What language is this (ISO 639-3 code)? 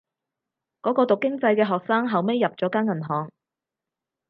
yue